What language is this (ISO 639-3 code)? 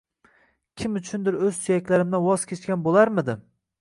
uzb